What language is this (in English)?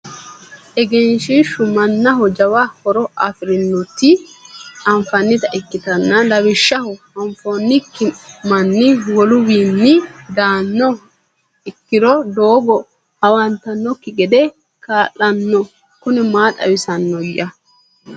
Sidamo